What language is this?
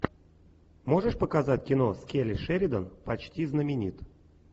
Russian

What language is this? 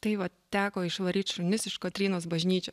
Lithuanian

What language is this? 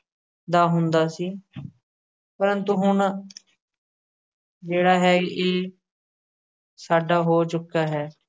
Punjabi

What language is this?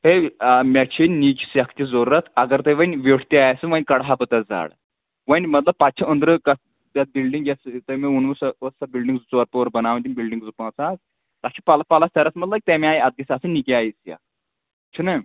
Kashmiri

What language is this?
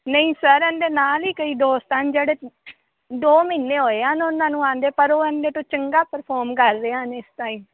Punjabi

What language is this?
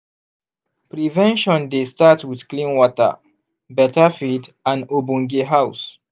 Nigerian Pidgin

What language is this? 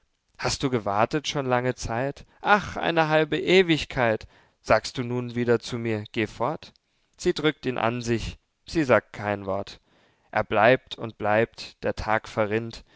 German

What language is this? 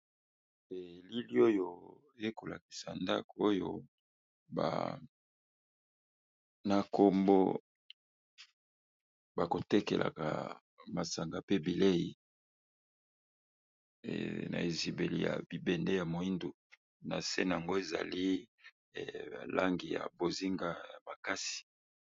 Lingala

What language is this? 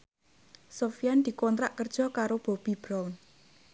Javanese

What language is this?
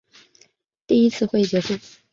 Chinese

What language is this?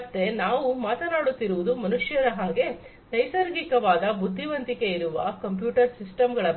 Kannada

